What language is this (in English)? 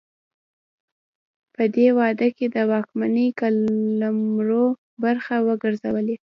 Pashto